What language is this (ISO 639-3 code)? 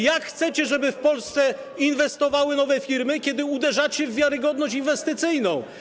pol